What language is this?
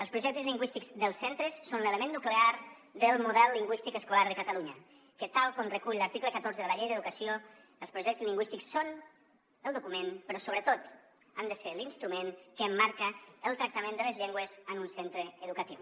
Catalan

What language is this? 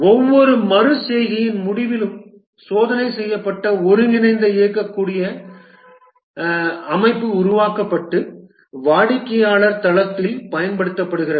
Tamil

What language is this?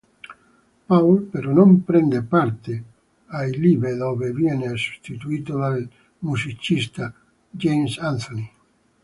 Italian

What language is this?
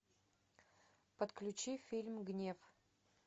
Russian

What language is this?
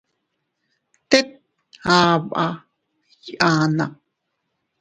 Teutila Cuicatec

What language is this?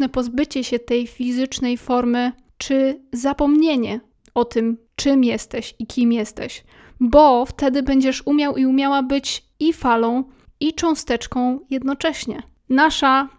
Polish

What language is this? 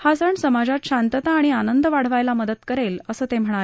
Marathi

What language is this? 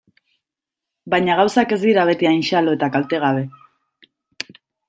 Basque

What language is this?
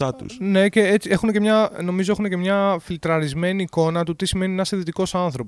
Greek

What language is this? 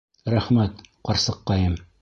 Bashkir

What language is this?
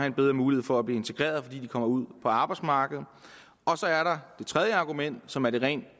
Danish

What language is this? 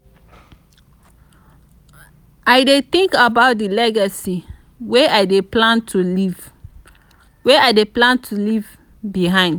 Nigerian Pidgin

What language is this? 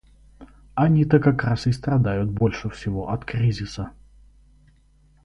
Russian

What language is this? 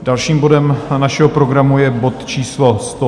Czech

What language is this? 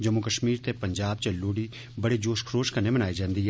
Dogri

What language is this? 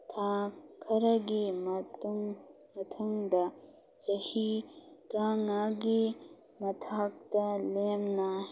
Manipuri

